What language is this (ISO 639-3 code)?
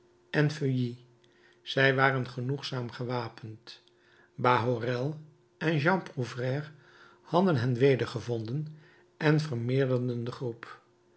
nld